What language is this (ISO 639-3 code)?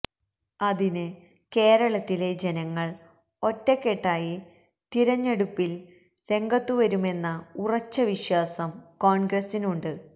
mal